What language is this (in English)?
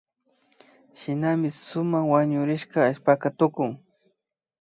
Imbabura Highland Quichua